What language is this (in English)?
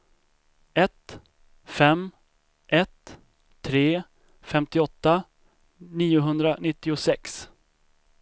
Swedish